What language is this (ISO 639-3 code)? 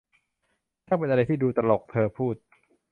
tha